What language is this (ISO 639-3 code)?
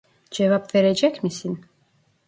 tur